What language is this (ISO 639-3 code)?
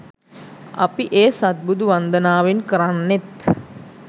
sin